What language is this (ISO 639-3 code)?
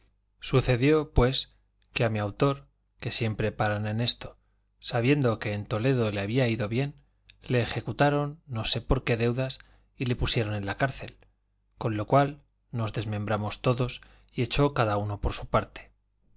spa